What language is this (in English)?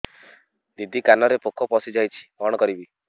Odia